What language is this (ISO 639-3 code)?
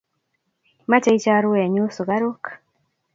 kln